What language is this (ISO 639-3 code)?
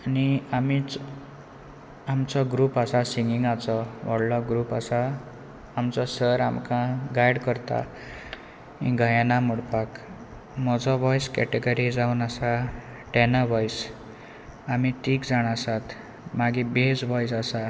kok